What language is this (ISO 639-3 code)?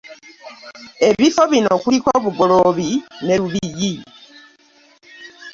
lug